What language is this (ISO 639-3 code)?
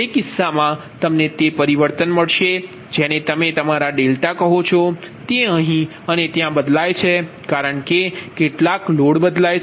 guj